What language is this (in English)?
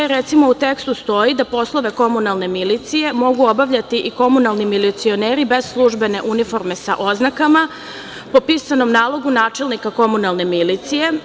Serbian